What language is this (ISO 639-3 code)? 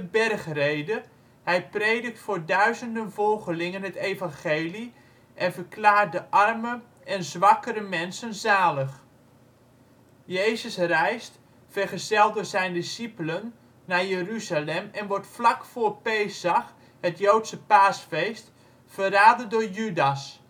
nld